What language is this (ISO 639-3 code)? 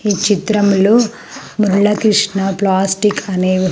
tel